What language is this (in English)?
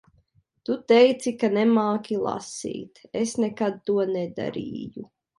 Latvian